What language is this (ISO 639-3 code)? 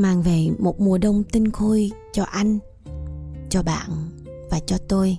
vie